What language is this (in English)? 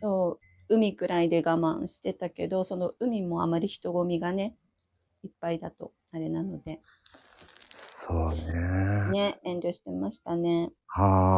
Japanese